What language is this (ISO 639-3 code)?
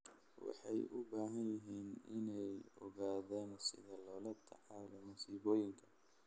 som